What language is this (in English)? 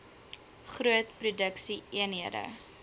Afrikaans